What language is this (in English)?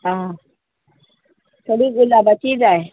Konkani